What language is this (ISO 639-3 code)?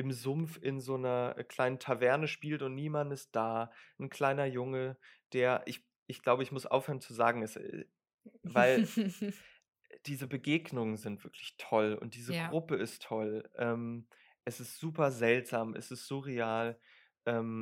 deu